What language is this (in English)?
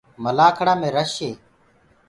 Gurgula